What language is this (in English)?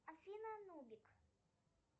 Russian